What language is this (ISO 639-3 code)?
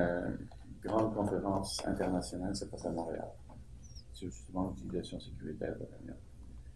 fra